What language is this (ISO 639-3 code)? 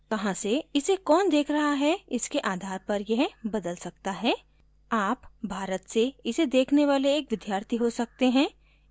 hin